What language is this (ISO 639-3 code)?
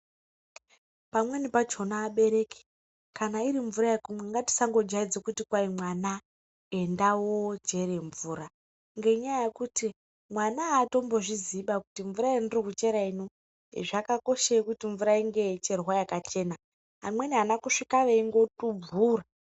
ndc